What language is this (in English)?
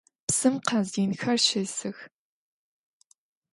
Adyghe